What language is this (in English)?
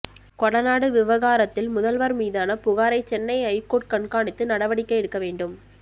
Tamil